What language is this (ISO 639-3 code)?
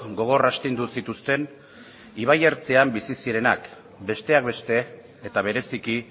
eus